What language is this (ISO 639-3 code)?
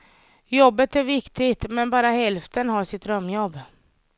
swe